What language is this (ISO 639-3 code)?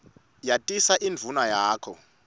ssw